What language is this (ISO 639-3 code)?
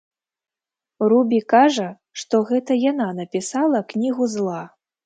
bel